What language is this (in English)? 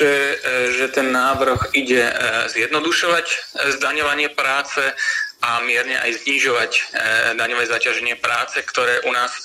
Slovak